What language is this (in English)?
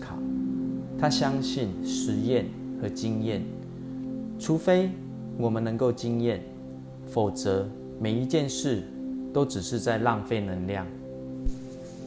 Chinese